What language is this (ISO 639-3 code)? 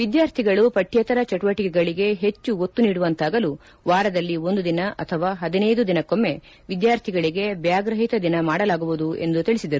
kan